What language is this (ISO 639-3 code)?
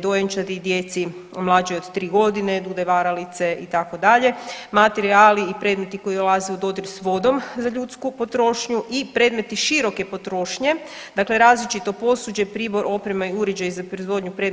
hrv